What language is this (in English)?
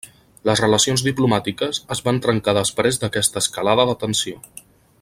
Catalan